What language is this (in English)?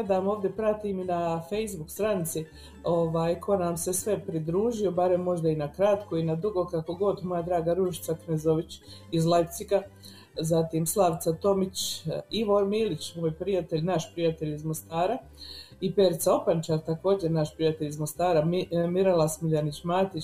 Croatian